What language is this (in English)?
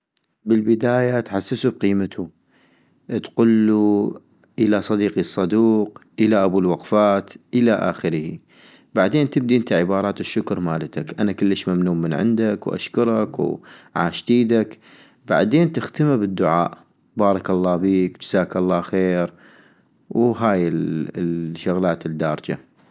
North Mesopotamian Arabic